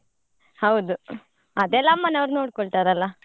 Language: Kannada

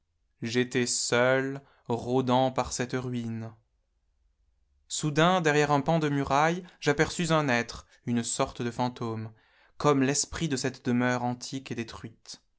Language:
French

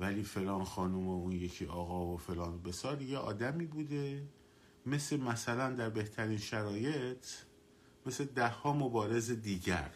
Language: Persian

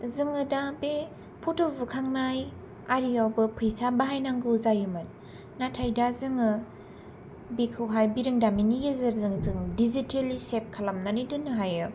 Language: Bodo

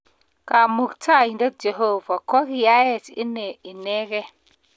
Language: Kalenjin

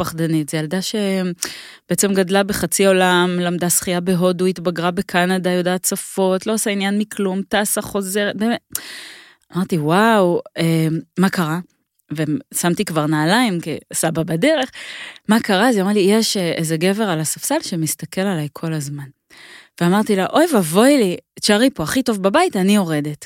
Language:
Hebrew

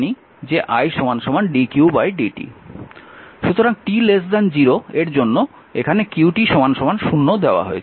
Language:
Bangla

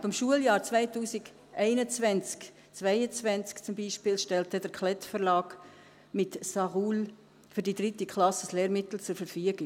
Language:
Swiss German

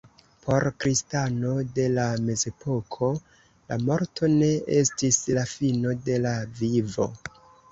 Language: Esperanto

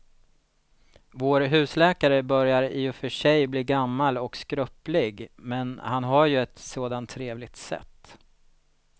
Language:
Swedish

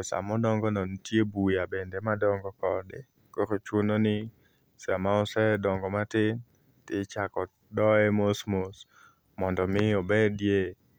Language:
Luo (Kenya and Tanzania)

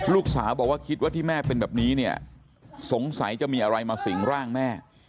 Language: Thai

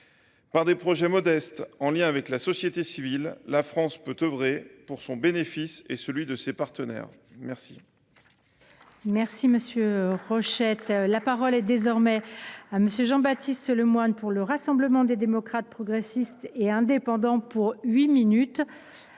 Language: French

